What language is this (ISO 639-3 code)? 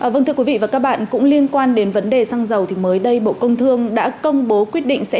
vie